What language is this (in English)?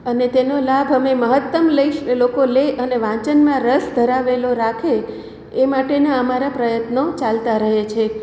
Gujarati